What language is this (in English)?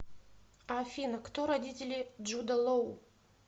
Russian